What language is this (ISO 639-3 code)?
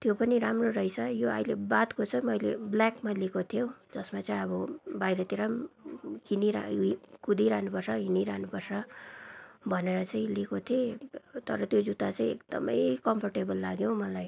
nep